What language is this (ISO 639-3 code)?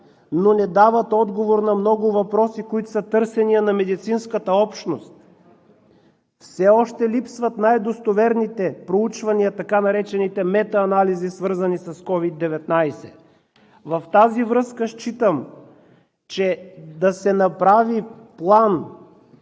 bul